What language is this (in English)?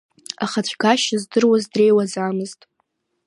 Abkhazian